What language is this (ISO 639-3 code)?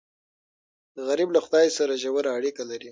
pus